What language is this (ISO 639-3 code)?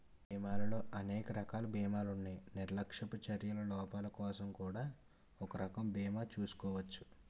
tel